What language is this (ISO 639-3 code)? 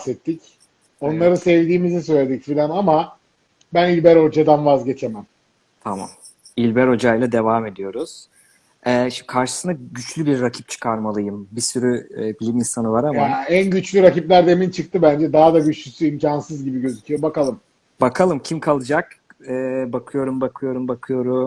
tur